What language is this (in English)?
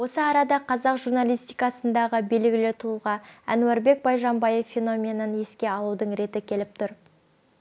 Kazakh